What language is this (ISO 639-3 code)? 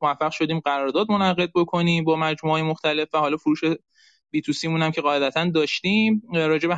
fas